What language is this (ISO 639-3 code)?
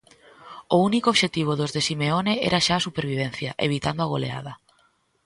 glg